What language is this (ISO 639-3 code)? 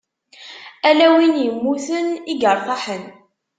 kab